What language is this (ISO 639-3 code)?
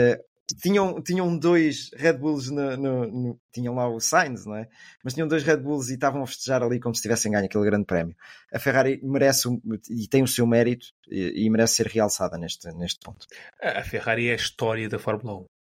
por